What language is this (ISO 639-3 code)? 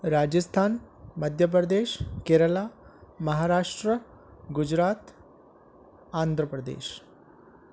snd